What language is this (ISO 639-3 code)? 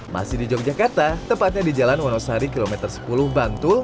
ind